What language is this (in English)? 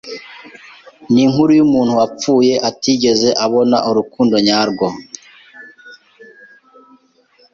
Kinyarwanda